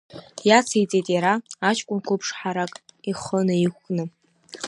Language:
Abkhazian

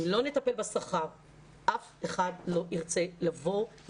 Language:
Hebrew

